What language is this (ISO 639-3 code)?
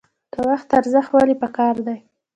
pus